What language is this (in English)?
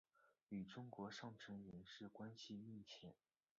Chinese